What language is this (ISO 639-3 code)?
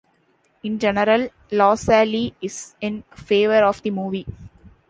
eng